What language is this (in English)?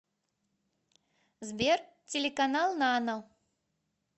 Russian